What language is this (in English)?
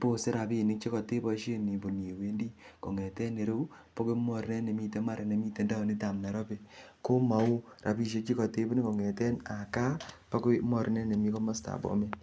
Kalenjin